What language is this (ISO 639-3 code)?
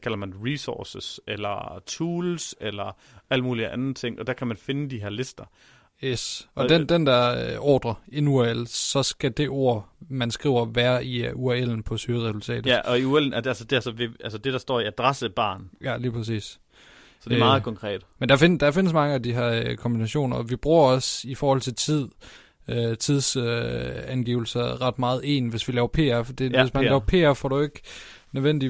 dan